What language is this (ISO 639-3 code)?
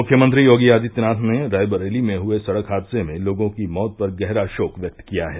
hin